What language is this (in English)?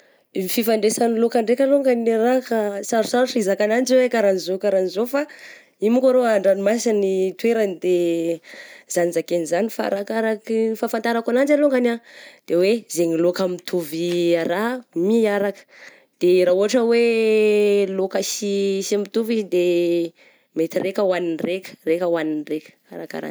Southern Betsimisaraka Malagasy